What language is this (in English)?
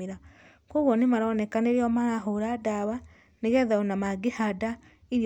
Kikuyu